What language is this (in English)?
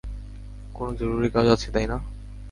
Bangla